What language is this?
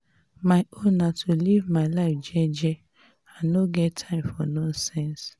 Nigerian Pidgin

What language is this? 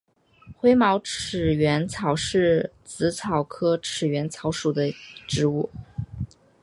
Chinese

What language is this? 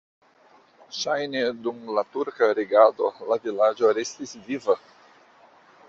Esperanto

